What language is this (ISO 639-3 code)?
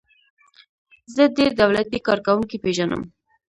pus